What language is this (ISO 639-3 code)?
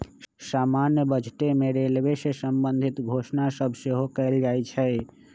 mag